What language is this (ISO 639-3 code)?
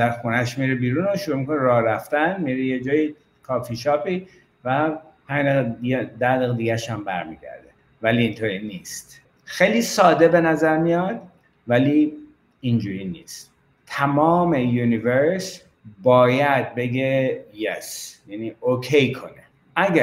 fas